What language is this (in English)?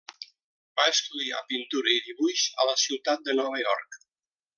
Catalan